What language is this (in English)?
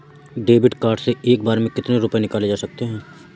Hindi